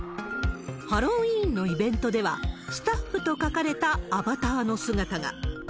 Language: Japanese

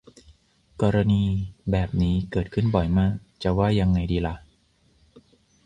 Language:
Thai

